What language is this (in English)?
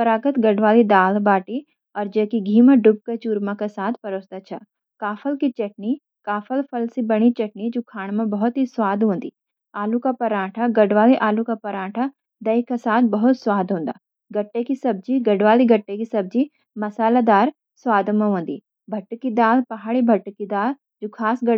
Garhwali